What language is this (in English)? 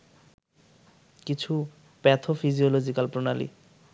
Bangla